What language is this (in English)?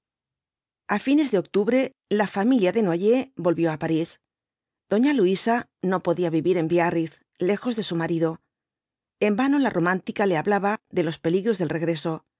Spanish